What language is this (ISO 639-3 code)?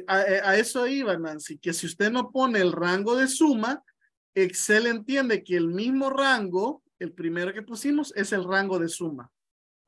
spa